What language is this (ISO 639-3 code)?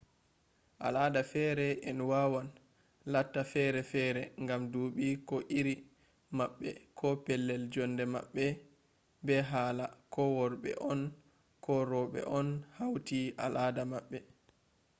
ful